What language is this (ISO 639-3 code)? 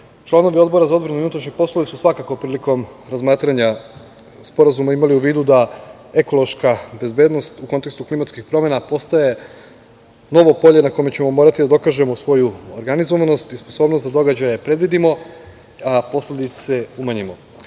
srp